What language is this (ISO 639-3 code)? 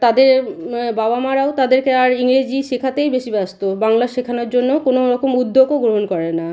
ben